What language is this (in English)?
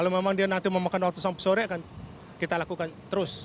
Indonesian